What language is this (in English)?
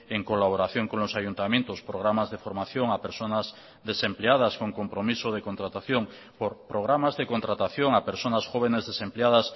Spanish